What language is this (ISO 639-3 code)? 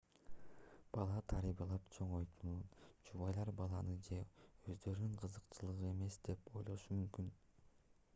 kir